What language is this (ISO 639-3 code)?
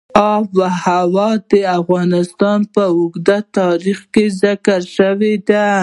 pus